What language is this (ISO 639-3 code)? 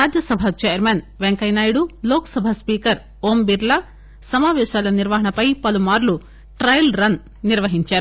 tel